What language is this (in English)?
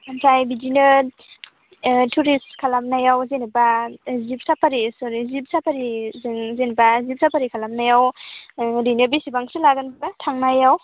Bodo